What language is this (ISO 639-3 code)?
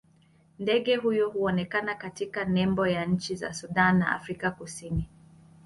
swa